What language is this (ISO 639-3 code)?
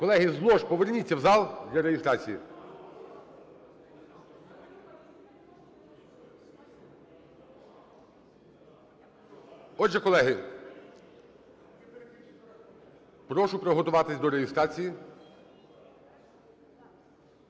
ukr